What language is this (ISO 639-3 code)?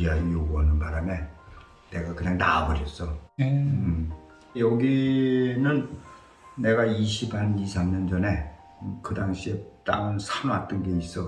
kor